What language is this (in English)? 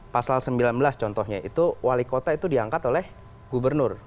Indonesian